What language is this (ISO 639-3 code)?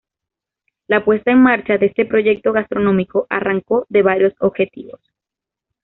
spa